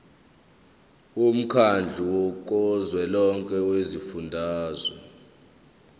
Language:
Zulu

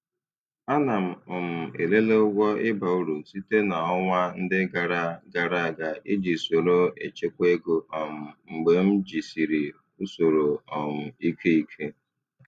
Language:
Igbo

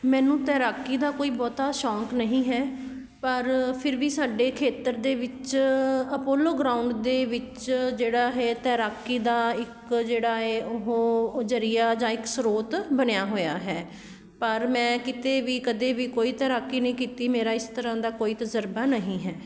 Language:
Punjabi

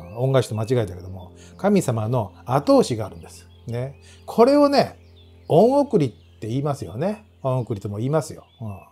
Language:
Japanese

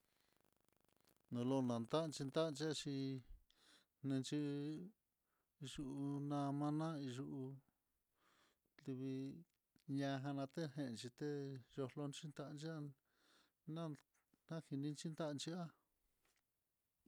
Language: Mitlatongo Mixtec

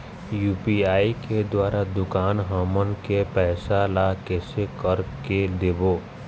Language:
Chhattisgarhi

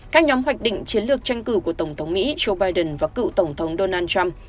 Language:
Vietnamese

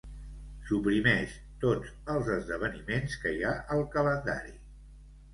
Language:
Catalan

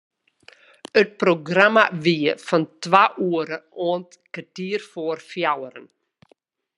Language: Western Frisian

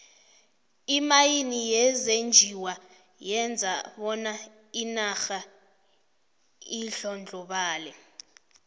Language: South Ndebele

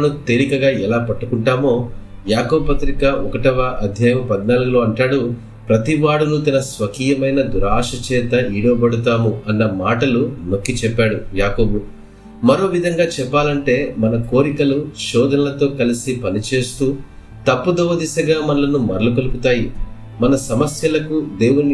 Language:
Telugu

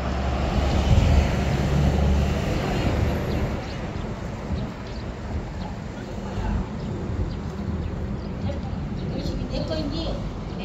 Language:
Korean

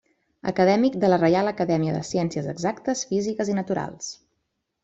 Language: Catalan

